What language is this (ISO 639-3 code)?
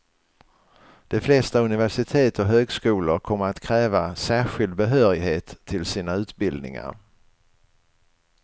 swe